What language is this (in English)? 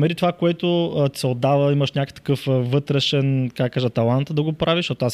Bulgarian